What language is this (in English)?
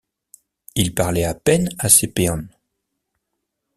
French